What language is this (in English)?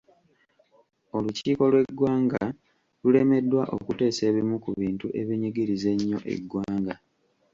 Ganda